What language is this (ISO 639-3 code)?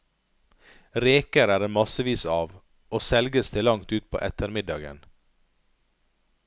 nor